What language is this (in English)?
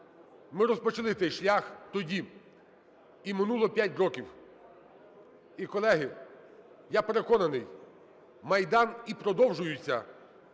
Ukrainian